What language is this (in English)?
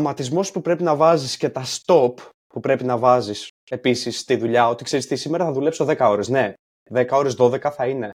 Greek